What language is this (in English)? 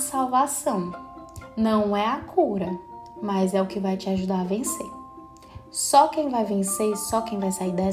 Portuguese